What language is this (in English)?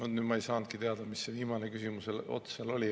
Estonian